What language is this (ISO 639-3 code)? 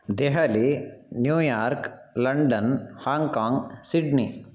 san